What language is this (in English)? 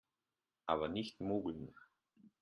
German